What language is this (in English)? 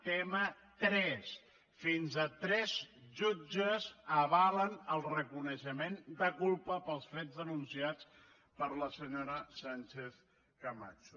Catalan